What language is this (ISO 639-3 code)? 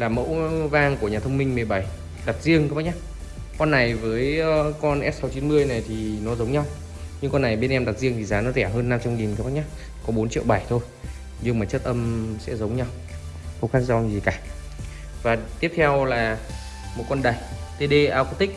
vie